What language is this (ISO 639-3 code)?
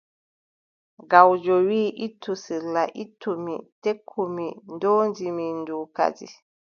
fub